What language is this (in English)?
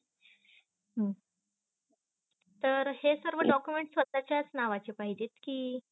Marathi